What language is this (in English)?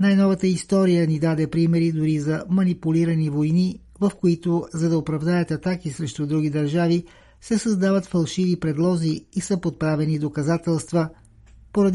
Bulgarian